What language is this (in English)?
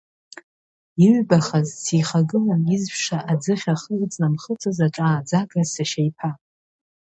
Abkhazian